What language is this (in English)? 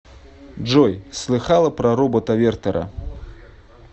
Russian